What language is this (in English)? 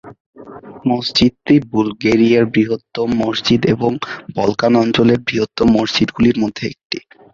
Bangla